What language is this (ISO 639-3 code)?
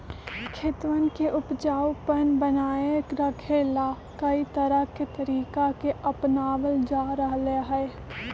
mag